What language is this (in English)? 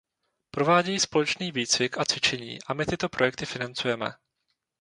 Czech